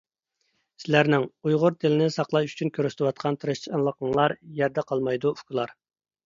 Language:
Uyghur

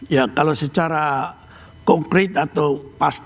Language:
Indonesian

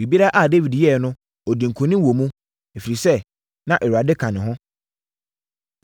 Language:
Akan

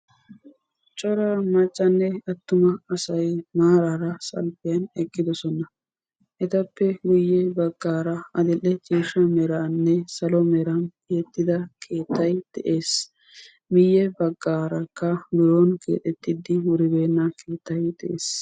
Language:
Wolaytta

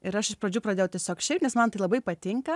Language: Lithuanian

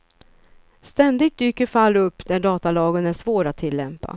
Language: Swedish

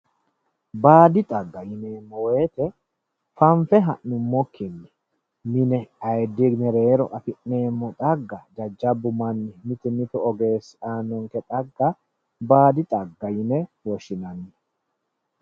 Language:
Sidamo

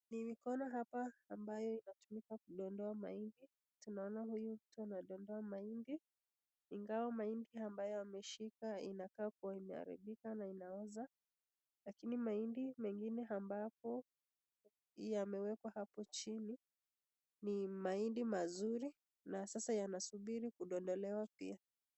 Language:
Swahili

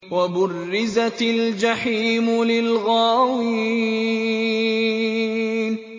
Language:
Arabic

